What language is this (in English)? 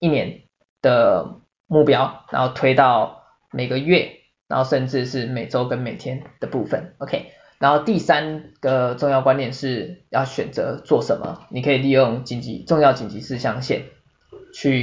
Chinese